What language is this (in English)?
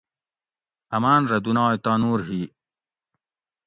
Gawri